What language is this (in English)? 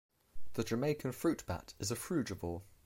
English